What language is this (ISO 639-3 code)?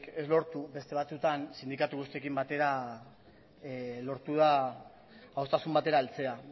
eus